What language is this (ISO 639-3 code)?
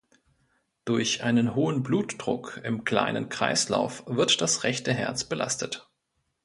deu